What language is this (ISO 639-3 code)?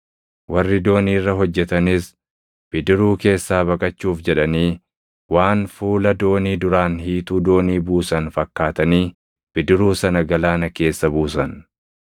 orm